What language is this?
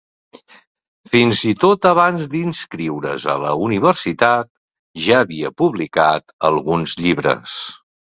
Catalan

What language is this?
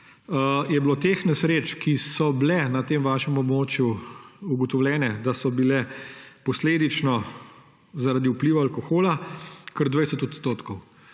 Slovenian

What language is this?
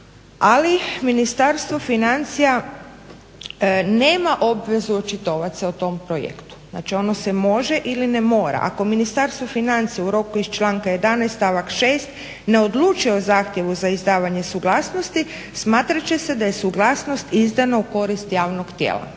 Croatian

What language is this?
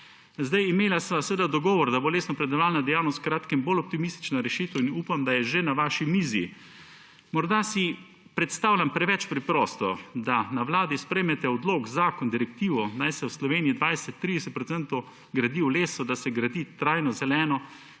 Slovenian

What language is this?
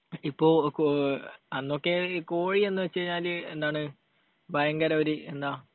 Malayalam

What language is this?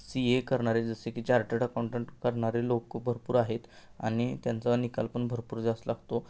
Marathi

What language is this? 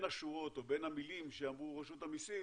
Hebrew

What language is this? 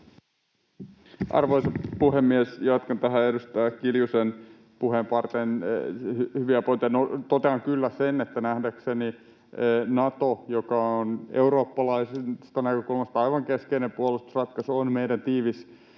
Finnish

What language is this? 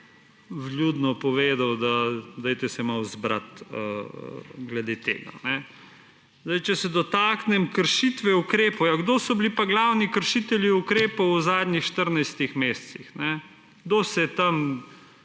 Slovenian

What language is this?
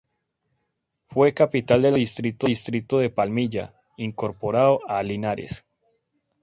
Spanish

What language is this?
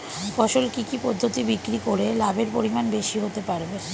Bangla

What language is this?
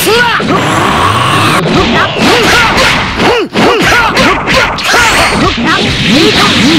Japanese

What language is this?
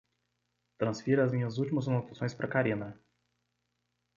Portuguese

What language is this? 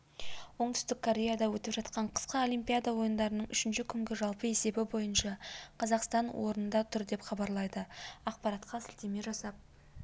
Kazakh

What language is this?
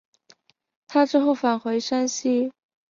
Chinese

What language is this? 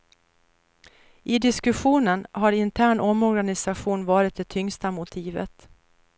Swedish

